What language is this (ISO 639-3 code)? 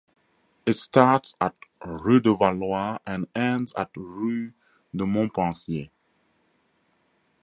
eng